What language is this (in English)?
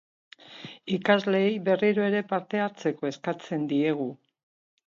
Basque